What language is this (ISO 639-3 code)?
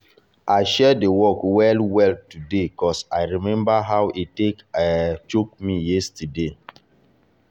pcm